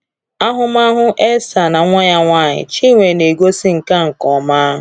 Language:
Igbo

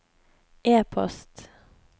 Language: Norwegian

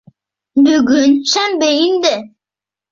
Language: Bashkir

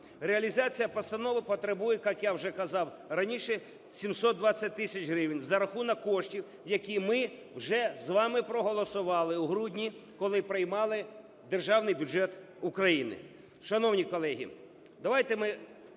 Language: Ukrainian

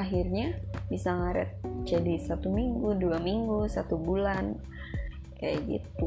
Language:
Indonesian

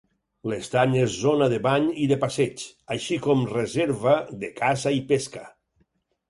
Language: Catalan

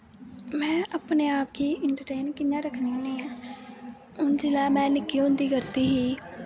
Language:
Dogri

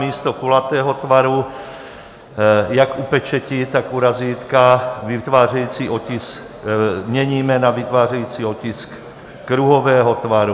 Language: Czech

